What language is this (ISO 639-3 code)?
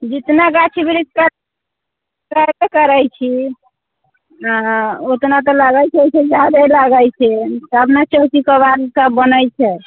mai